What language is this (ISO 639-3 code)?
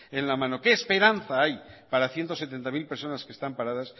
spa